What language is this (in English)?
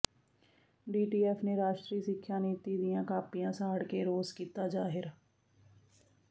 Punjabi